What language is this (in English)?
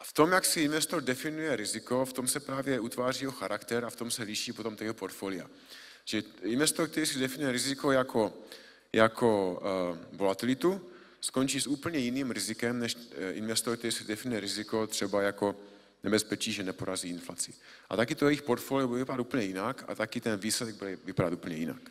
Czech